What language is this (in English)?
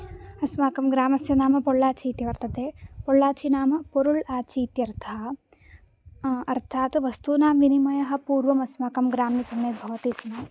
Sanskrit